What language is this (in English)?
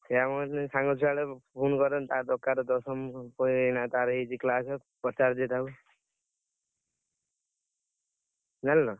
Odia